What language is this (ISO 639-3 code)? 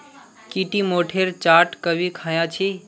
mag